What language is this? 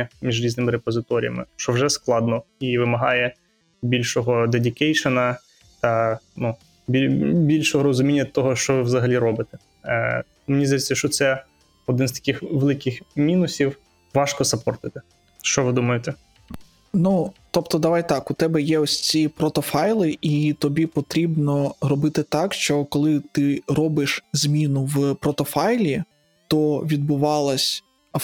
Ukrainian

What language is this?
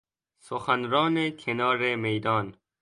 Persian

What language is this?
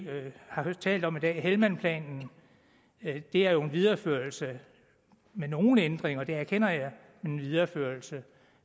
Danish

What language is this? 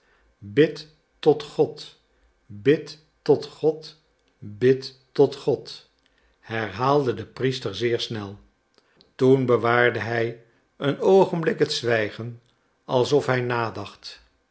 Dutch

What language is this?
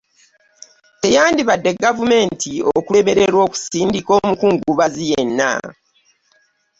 Ganda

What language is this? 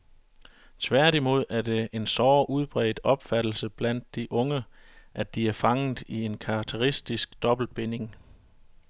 Danish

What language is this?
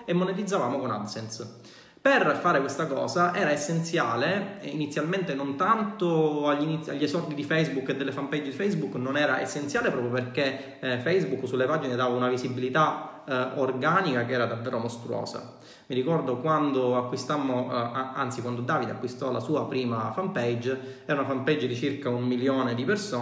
Italian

